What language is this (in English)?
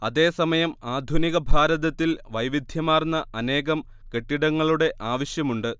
Malayalam